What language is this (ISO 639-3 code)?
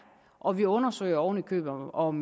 dan